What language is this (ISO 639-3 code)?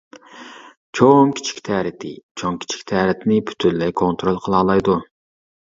uig